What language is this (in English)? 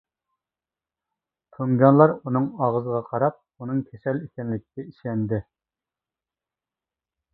Uyghur